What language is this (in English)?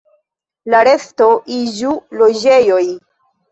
Esperanto